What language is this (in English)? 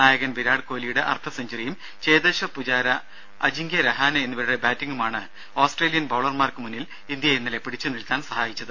Malayalam